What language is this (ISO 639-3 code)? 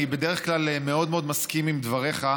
heb